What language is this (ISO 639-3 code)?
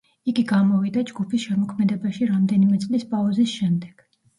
kat